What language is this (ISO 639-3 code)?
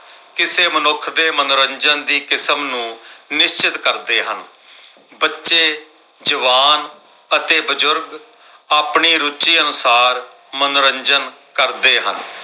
pan